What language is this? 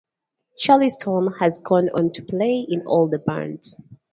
English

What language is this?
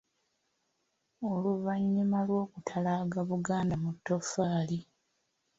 Ganda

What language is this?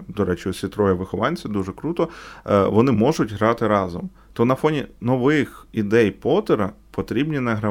Ukrainian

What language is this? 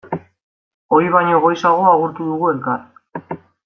Basque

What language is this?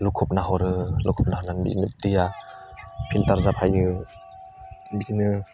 Bodo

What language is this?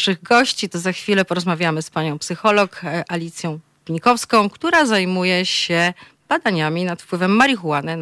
Polish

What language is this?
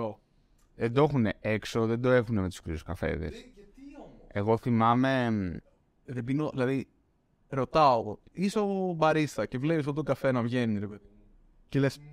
Greek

